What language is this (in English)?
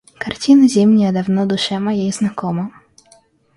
Russian